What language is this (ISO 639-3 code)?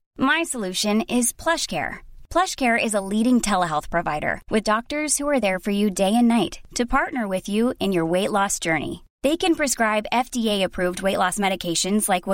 fas